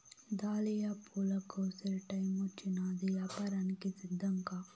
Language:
Telugu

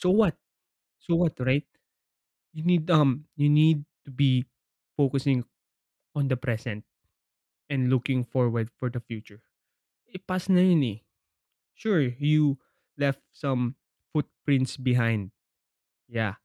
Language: Filipino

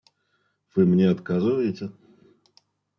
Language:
Russian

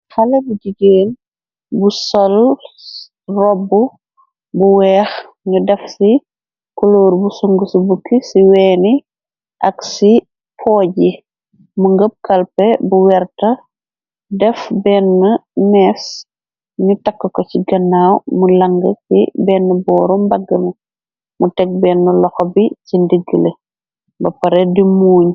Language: Wolof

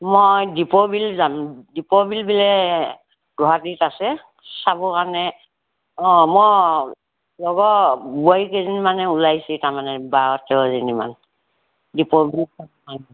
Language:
Assamese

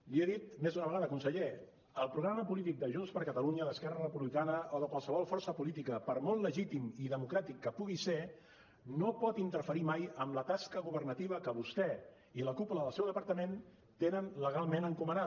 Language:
Catalan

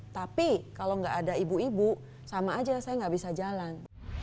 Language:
Indonesian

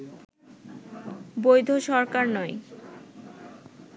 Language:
Bangla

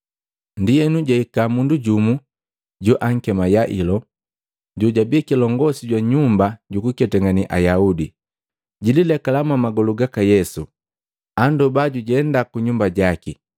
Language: Matengo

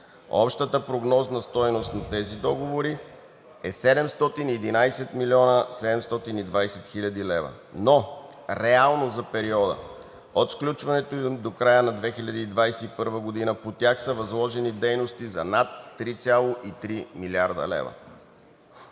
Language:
Bulgarian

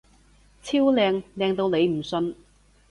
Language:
Cantonese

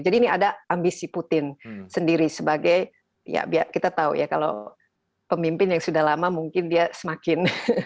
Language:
Indonesian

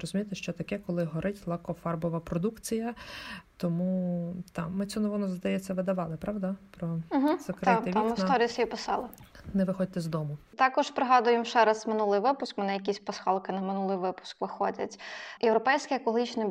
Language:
Ukrainian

